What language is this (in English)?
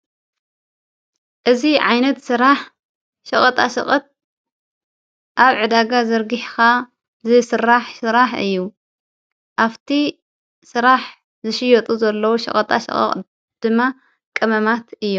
Tigrinya